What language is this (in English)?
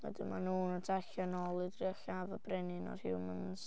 Welsh